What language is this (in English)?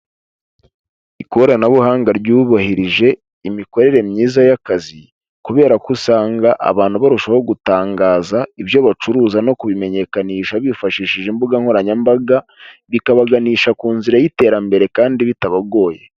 Kinyarwanda